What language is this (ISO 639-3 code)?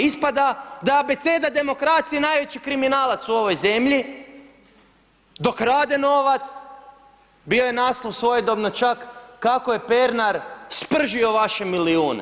hrv